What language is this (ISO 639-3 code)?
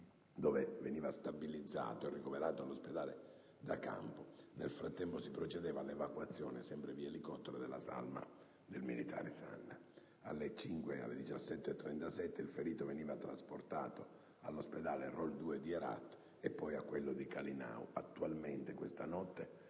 ita